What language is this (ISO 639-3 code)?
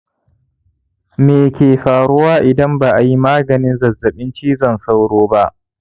hau